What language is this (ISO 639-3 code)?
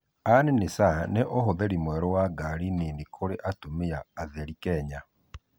kik